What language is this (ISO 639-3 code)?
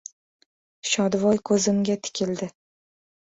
uzb